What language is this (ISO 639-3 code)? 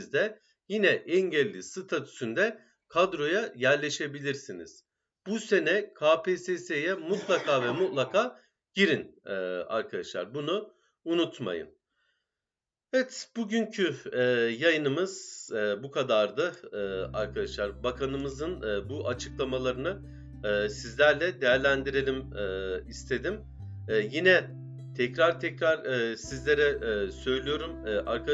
tur